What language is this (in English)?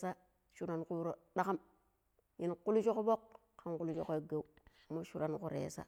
Pero